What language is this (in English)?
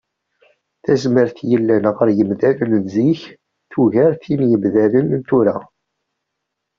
Kabyle